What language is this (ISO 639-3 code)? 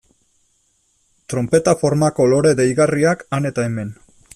eus